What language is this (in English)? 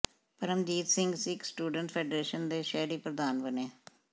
Punjabi